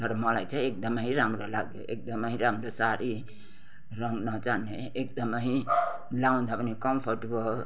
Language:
Nepali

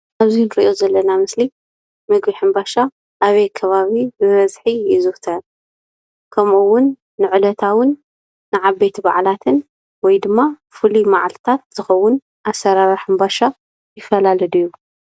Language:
Tigrinya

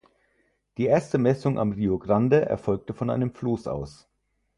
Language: German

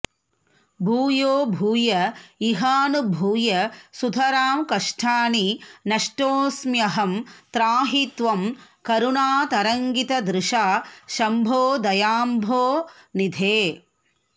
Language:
Sanskrit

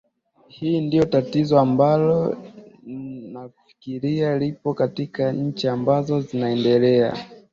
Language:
Swahili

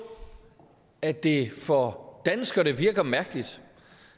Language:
Danish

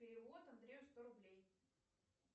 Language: Russian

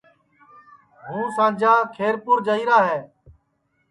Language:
Sansi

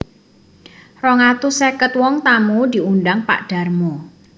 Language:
Javanese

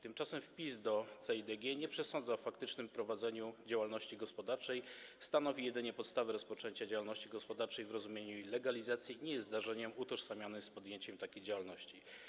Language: Polish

